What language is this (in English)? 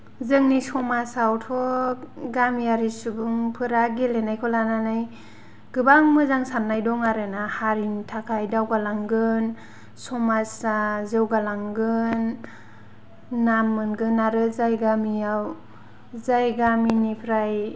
Bodo